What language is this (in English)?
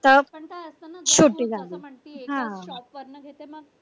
Marathi